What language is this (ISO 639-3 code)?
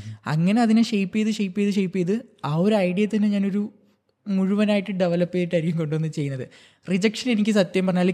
mal